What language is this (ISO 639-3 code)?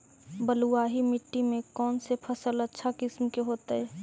mag